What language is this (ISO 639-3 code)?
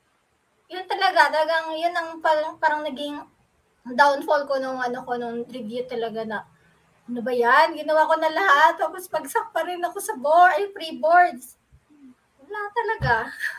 fil